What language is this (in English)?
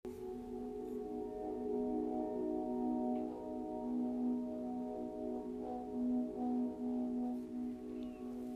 Spanish